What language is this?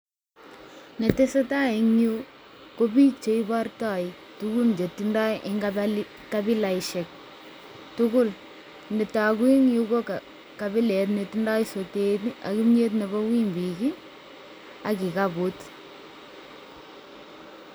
Kalenjin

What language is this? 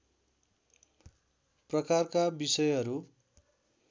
Nepali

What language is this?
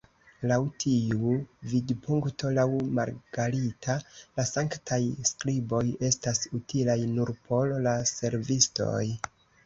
Esperanto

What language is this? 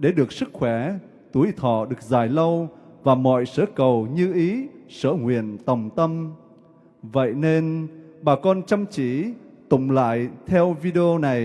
Vietnamese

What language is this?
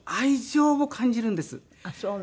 Japanese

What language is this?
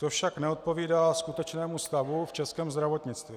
Czech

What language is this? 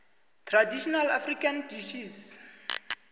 South Ndebele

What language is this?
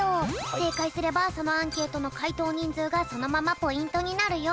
Japanese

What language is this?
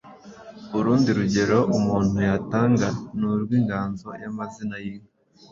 Kinyarwanda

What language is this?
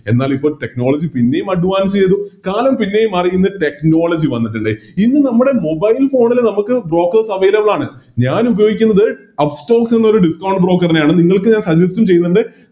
Malayalam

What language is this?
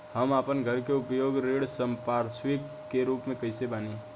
Bhojpuri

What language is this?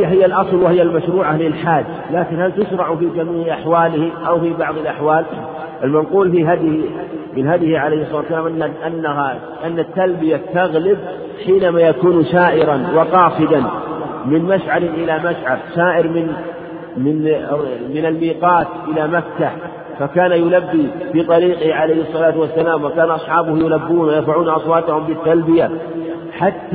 Arabic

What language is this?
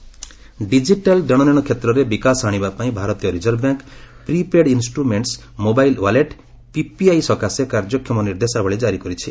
Odia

